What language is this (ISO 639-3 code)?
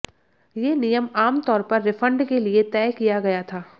hin